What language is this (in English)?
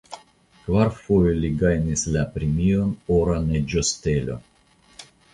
Esperanto